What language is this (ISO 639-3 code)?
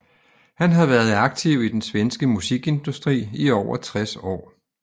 dan